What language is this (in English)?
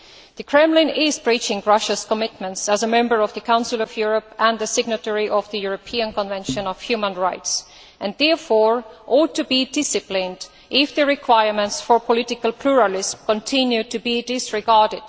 English